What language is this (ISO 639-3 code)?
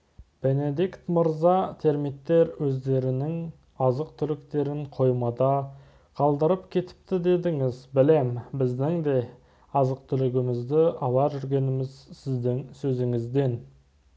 kaz